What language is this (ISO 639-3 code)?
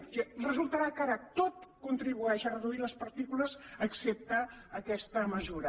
cat